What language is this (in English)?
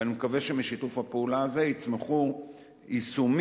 Hebrew